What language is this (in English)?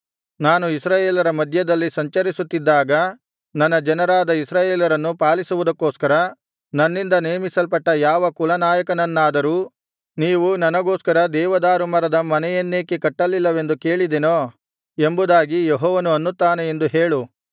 Kannada